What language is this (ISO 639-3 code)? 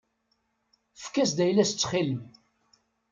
kab